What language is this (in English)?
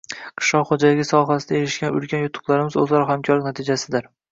Uzbek